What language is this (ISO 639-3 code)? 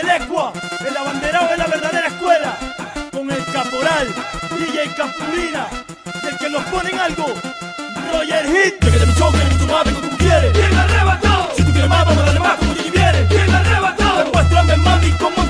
spa